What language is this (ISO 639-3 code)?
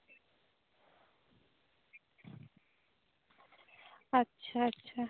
sat